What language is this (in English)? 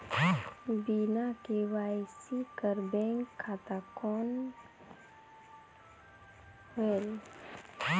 Chhattisgarhi